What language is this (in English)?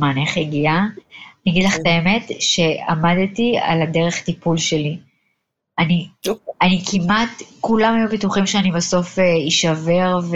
Hebrew